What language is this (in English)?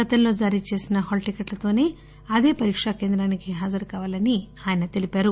Telugu